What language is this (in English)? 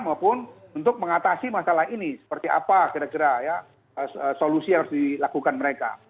Indonesian